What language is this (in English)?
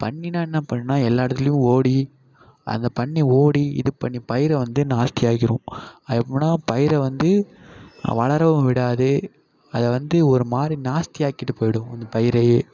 Tamil